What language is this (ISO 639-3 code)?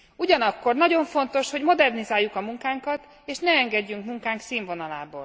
hun